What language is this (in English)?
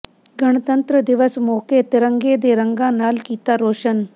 Punjabi